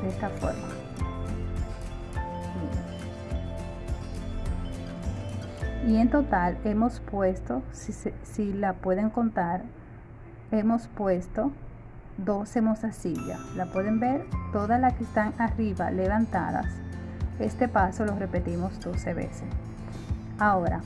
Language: Spanish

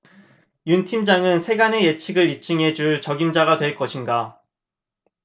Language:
Korean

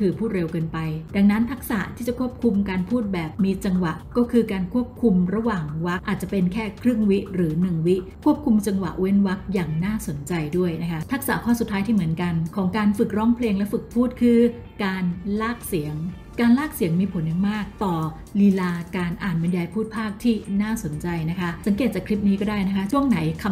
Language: Thai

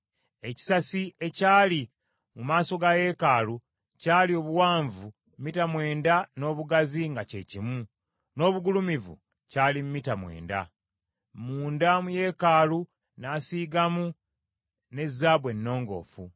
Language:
Ganda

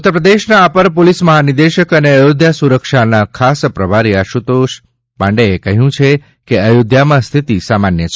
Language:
Gujarati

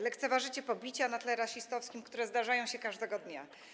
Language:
Polish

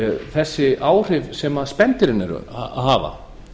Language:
Icelandic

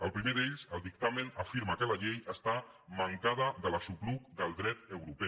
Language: Catalan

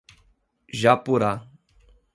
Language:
Portuguese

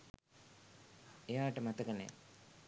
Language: Sinhala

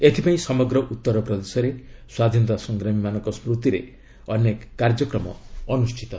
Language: Odia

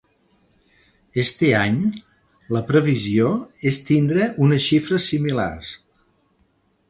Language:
Catalan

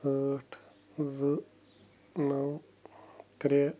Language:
Kashmiri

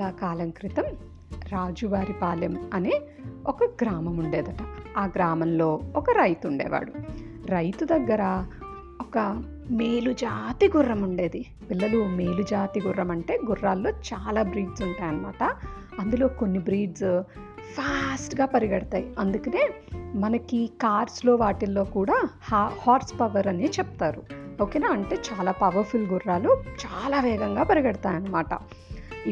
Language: Telugu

